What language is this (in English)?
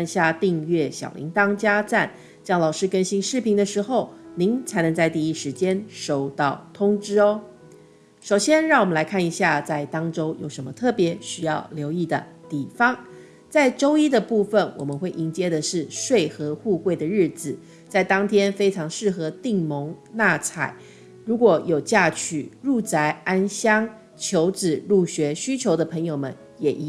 Chinese